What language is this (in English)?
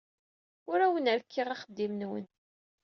Kabyle